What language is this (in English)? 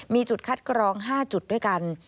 Thai